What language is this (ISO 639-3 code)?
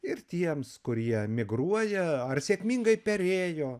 lit